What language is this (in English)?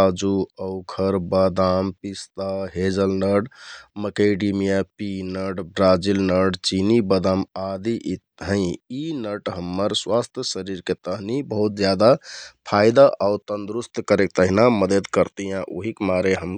Kathoriya Tharu